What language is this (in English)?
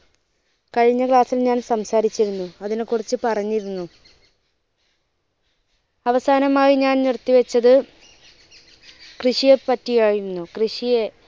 Malayalam